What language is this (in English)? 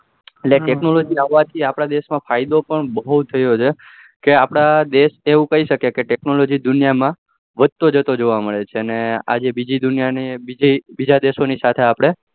Gujarati